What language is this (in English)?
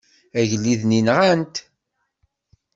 Kabyle